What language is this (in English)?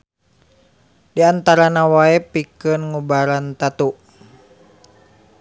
Sundanese